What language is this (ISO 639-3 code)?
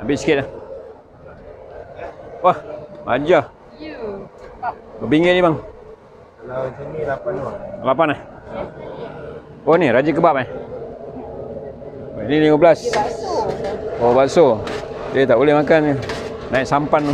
msa